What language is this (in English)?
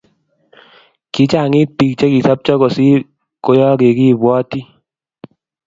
Kalenjin